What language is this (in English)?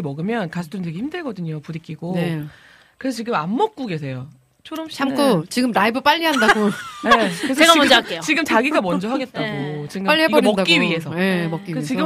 Korean